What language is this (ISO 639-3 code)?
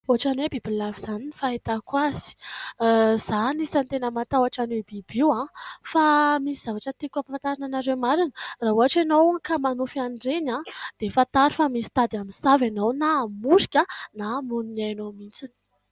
mlg